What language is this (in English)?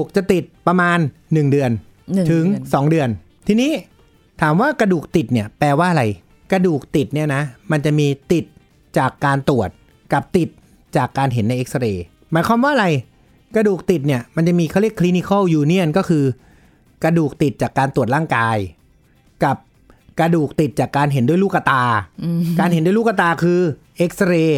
Thai